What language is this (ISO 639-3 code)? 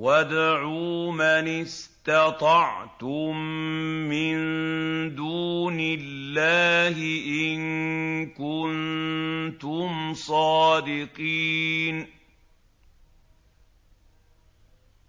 ara